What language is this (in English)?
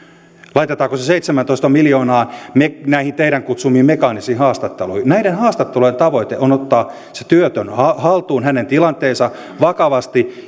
Finnish